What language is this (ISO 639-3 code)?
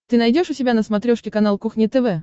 rus